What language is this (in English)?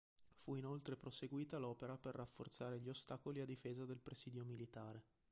Italian